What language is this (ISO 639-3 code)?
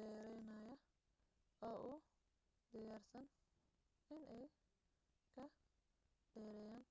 som